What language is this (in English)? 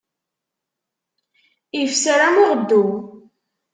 Kabyle